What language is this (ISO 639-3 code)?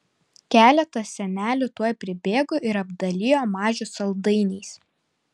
lit